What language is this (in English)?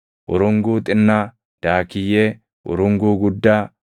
Oromo